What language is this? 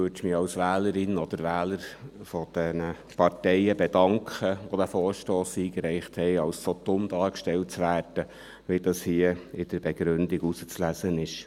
Swiss German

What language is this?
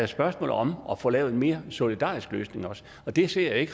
Danish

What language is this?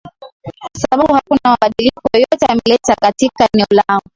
Swahili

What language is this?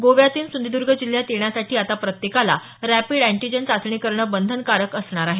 Marathi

